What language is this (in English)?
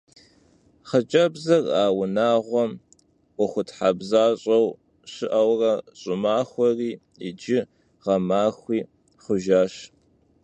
Kabardian